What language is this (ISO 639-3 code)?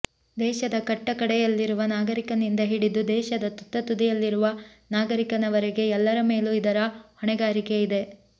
kan